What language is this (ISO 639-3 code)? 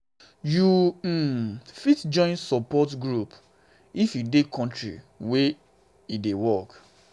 pcm